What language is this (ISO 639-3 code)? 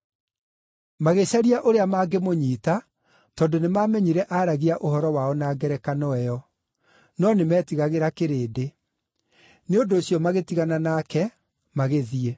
kik